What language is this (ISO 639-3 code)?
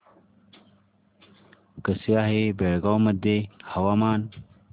mar